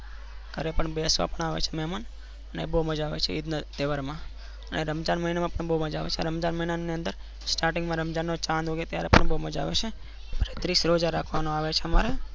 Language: Gujarati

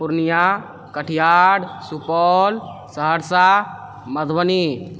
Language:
Maithili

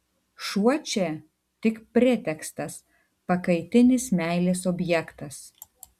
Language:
Lithuanian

